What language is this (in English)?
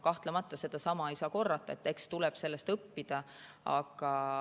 Estonian